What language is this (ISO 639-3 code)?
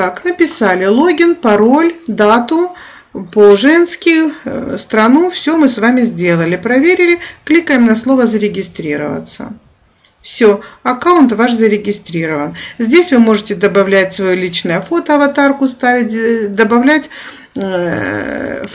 rus